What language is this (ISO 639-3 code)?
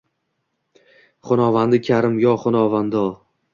uzb